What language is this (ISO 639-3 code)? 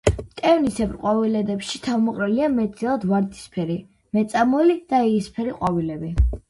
kat